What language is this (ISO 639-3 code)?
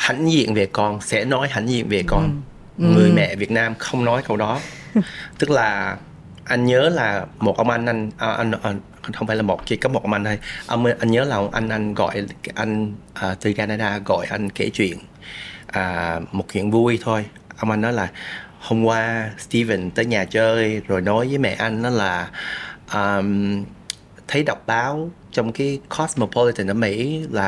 vie